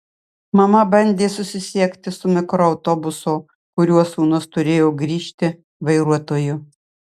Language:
Lithuanian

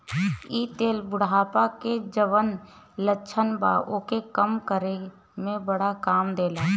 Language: Bhojpuri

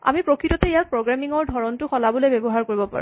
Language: Assamese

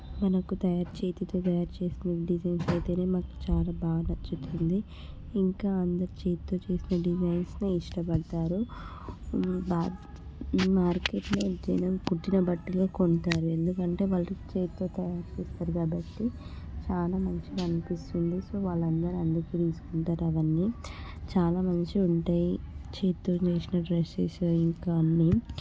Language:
Telugu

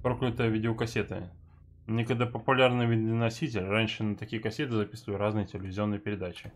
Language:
Russian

